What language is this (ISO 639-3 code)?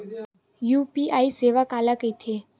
hne